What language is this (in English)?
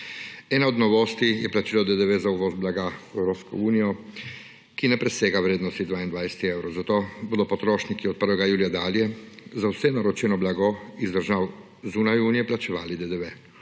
Slovenian